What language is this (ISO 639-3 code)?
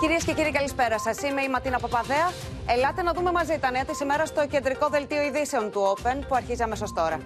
ell